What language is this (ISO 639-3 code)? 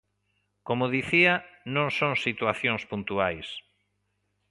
glg